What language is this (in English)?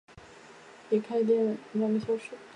Chinese